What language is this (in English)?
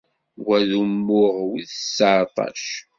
Kabyle